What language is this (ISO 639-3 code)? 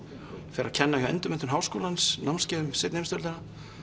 isl